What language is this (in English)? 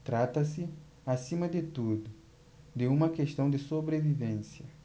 Portuguese